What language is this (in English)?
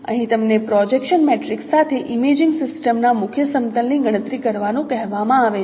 Gujarati